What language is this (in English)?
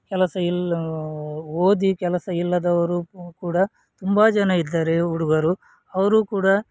Kannada